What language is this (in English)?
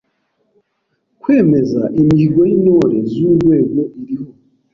Kinyarwanda